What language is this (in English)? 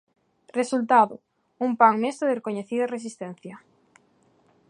Galician